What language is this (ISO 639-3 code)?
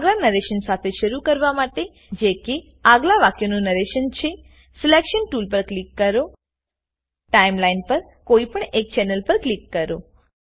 guj